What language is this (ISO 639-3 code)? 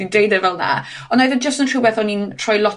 cym